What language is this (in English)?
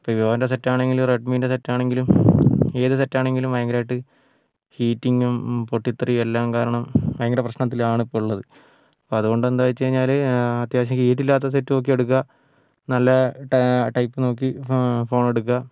Malayalam